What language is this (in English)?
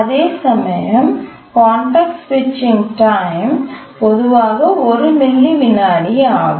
Tamil